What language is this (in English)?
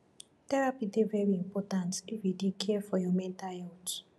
Nigerian Pidgin